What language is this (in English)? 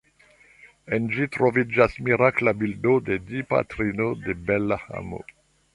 Esperanto